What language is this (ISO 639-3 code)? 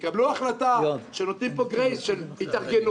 heb